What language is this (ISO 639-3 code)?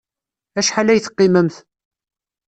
kab